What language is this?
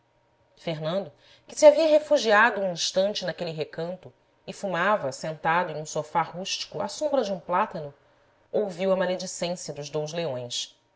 Portuguese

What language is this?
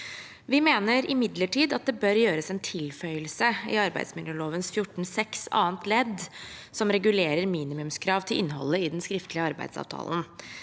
Norwegian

